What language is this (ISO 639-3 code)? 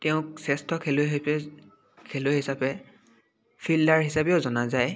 asm